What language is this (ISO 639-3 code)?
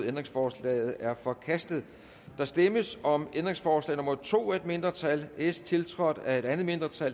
dan